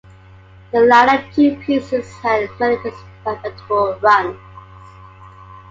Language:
English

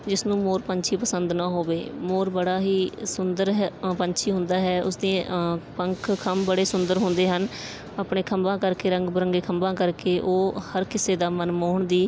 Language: Punjabi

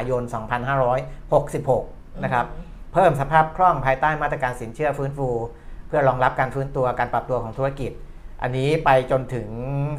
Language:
Thai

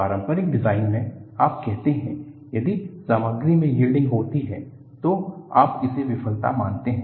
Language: Hindi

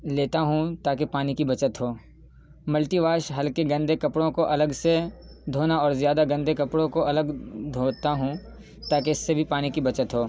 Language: Urdu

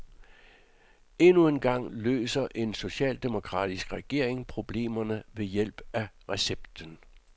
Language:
Danish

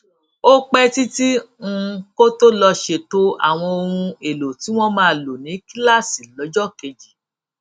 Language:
Yoruba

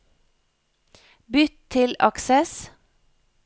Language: Norwegian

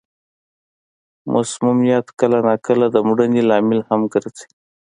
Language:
Pashto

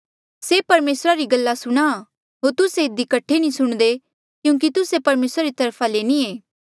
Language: Mandeali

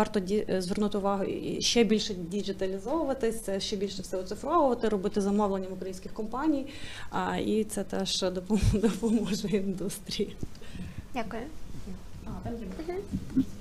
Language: Ukrainian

